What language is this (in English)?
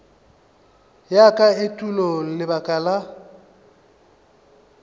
Northern Sotho